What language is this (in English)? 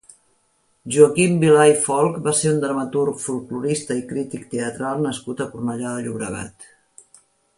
Catalan